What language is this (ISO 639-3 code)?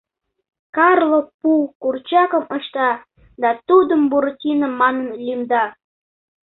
chm